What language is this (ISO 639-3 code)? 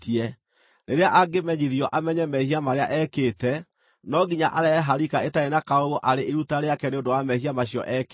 kik